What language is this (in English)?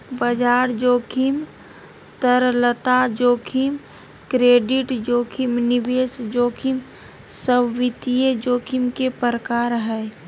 Magahi